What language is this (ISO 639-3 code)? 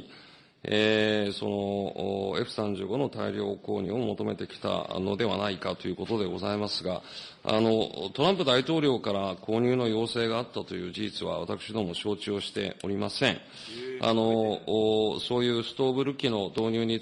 jpn